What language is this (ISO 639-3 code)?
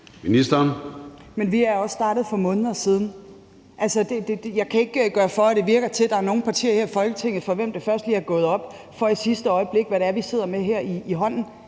dan